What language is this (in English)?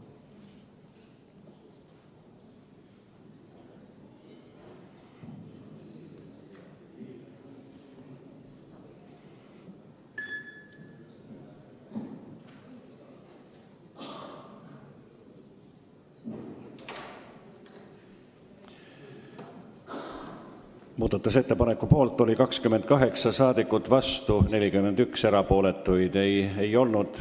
Estonian